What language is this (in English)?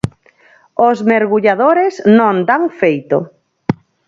Galician